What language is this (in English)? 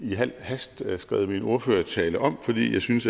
Danish